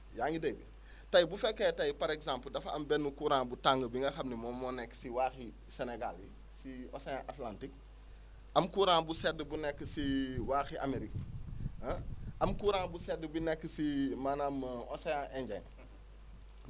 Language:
Wolof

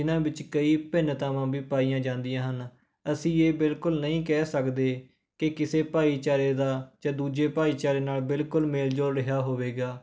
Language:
Punjabi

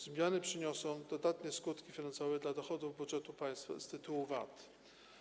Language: Polish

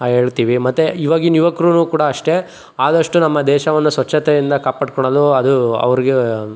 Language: Kannada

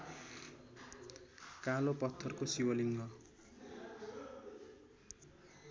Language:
Nepali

